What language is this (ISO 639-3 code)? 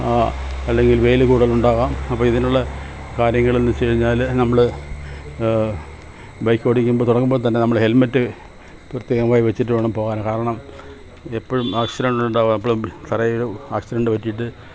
mal